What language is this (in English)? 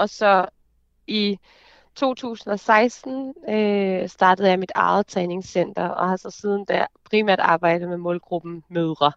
Danish